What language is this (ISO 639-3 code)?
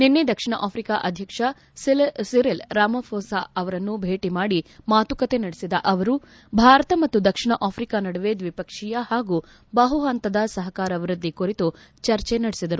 kan